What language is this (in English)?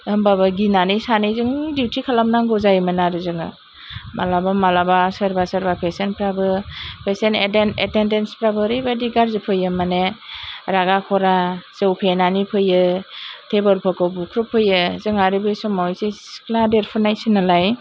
Bodo